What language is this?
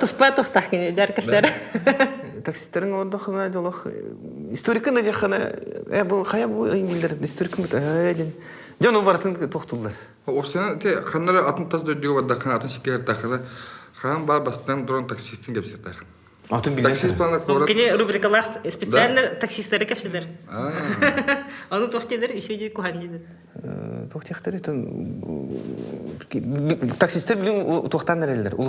Russian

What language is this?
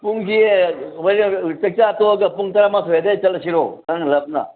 Manipuri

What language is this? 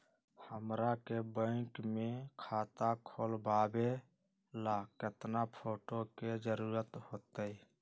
Magahi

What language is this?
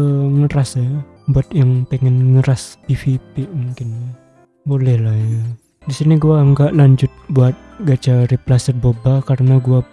Indonesian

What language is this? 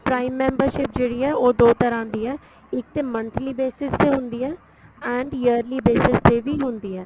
Punjabi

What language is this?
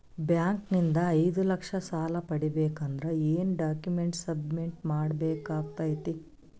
Kannada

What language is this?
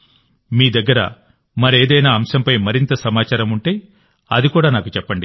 Telugu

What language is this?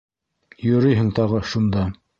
Bashkir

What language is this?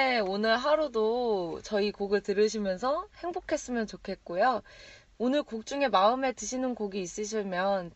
Korean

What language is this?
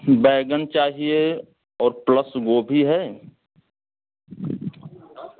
Hindi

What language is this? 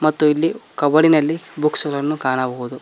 Kannada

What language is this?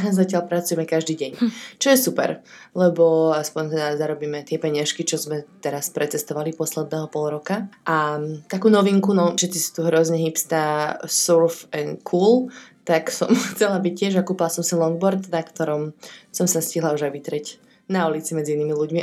Slovak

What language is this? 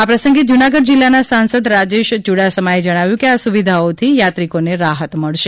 Gujarati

